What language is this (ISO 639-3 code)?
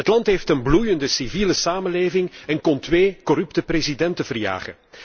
nld